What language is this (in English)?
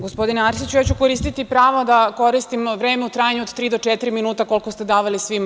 Serbian